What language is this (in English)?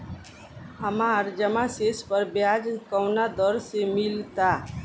Bhojpuri